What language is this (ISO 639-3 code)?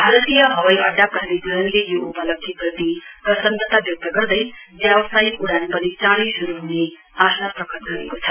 nep